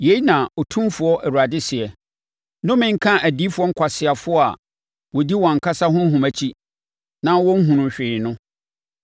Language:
Akan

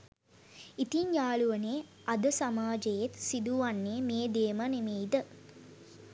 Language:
Sinhala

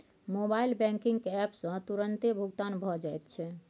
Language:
Maithili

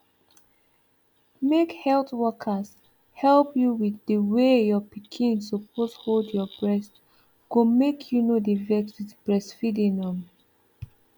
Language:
Nigerian Pidgin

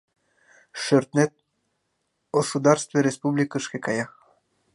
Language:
Mari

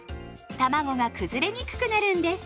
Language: Japanese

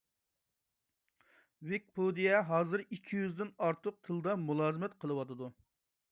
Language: Uyghur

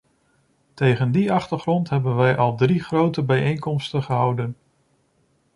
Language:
Dutch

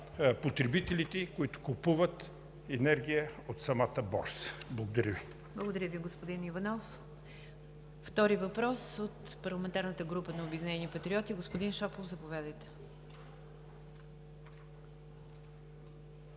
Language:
Bulgarian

